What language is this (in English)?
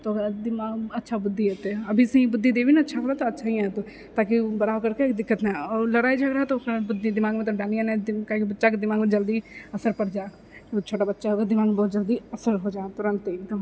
Maithili